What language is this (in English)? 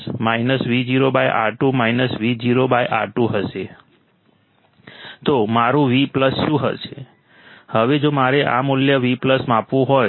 Gujarati